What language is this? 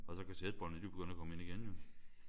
Danish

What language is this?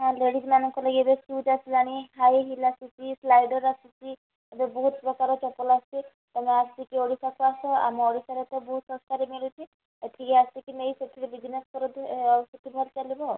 Odia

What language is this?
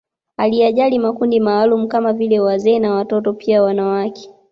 Swahili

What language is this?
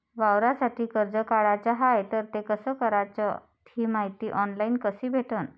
Marathi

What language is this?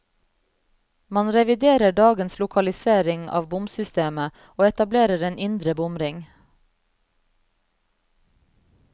Norwegian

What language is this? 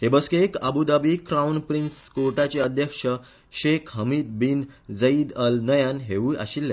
Konkani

